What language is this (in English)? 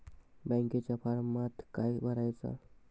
Marathi